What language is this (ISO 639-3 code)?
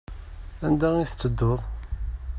kab